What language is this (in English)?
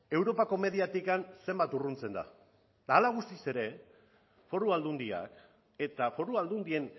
Basque